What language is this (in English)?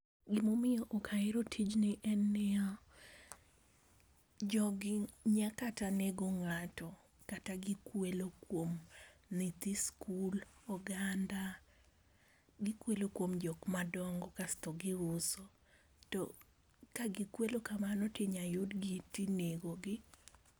Luo (Kenya and Tanzania)